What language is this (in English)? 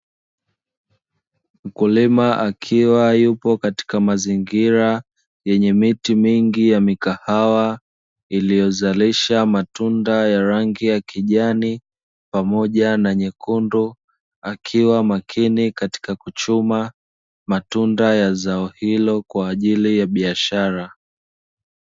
Swahili